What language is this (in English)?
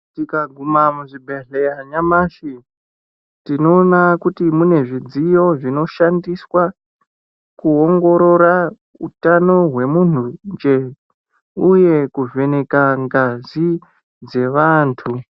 Ndau